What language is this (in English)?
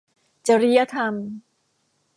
Thai